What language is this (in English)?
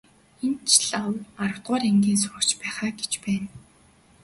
Mongolian